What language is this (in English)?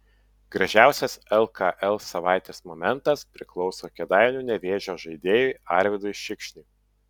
Lithuanian